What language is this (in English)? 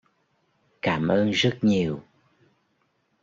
Vietnamese